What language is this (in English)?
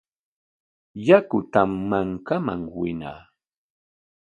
Corongo Ancash Quechua